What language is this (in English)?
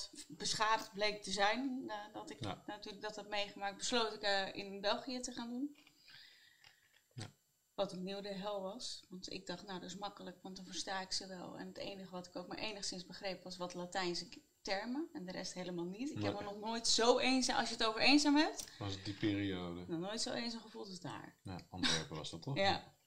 Dutch